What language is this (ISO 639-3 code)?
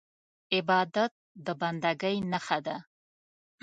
pus